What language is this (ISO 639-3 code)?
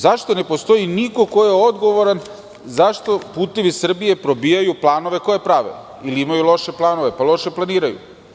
srp